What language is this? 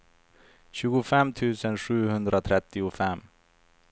Swedish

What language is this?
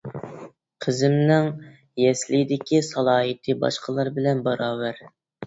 Uyghur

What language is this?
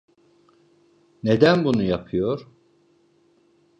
Turkish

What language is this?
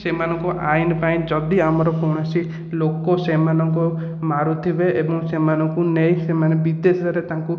Odia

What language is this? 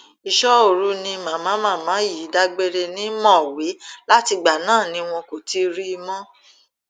Yoruba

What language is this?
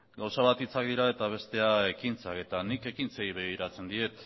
Basque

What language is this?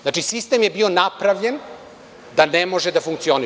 Serbian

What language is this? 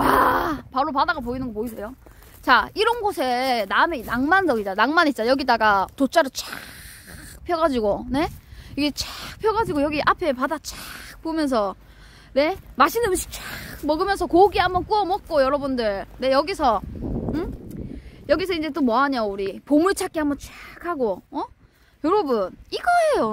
Korean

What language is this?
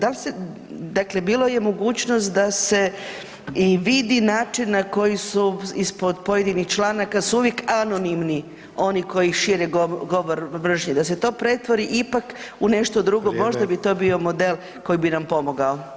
Croatian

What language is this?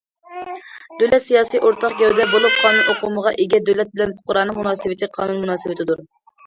Uyghur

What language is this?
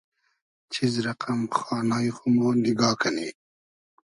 Hazaragi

